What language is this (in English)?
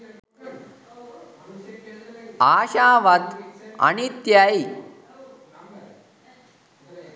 Sinhala